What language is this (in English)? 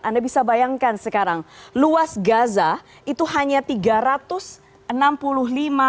Indonesian